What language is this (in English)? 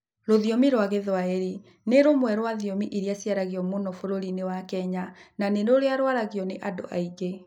Kikuyu